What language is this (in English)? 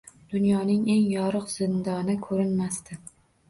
Uzbek